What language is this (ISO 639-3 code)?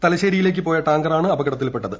mal